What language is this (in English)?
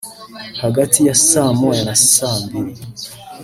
Kinyarwanda